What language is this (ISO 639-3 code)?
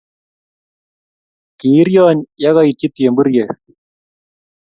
kln